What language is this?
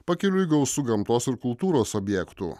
Lithuanian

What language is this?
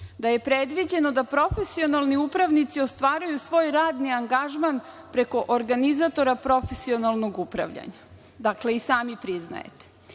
Serbian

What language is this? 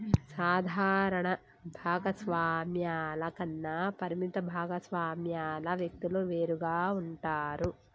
Telugu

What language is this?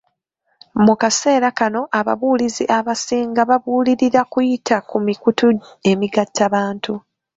Ganda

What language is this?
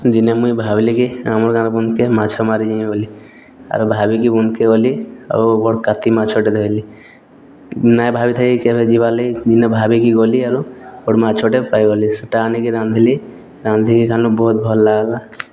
Odia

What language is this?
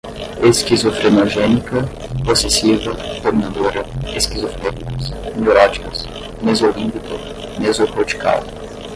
Portuguese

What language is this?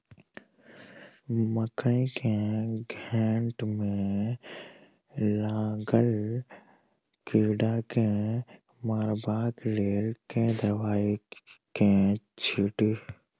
Maithili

